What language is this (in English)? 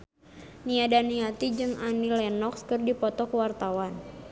Sundanese